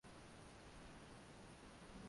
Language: Swahili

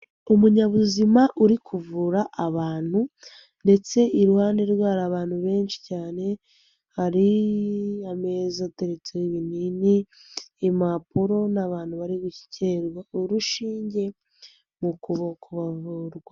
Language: Kinyarwanda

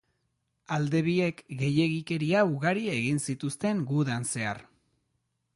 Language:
Basque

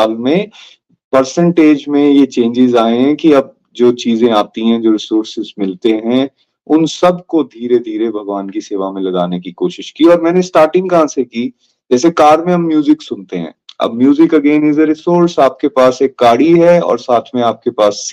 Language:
Hindi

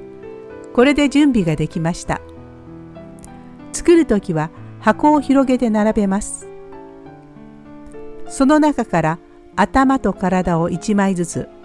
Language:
Japanese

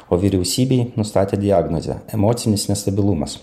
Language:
Lithuanian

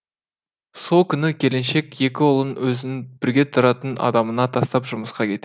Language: Kazakh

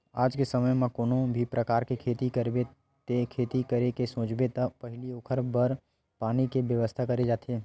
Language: Chhattisgarhi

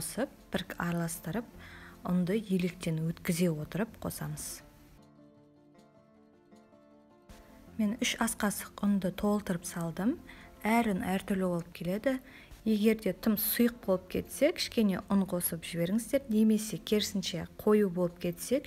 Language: Russian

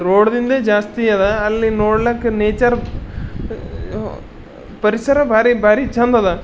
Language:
Kannada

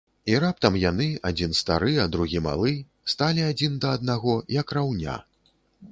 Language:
Belarusian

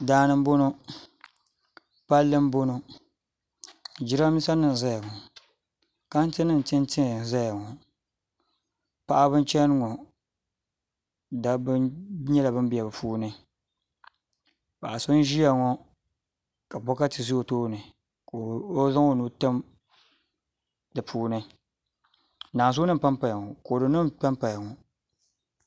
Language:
Dagbani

